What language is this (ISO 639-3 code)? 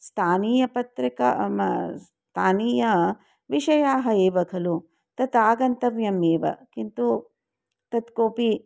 san